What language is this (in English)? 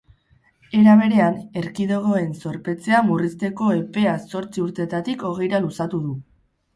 Basque